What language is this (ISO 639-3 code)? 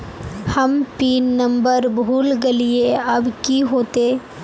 mag